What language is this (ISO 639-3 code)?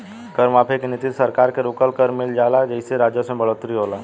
bho